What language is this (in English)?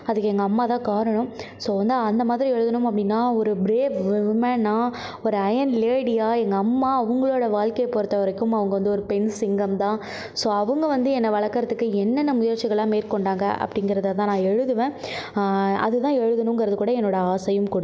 Tamil